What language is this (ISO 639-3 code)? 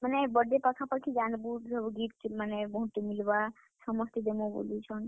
ori